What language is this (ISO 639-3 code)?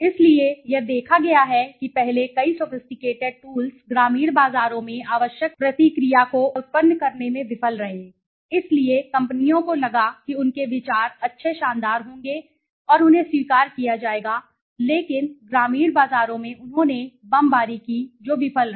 hin